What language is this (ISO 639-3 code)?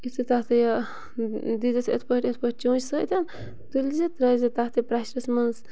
kas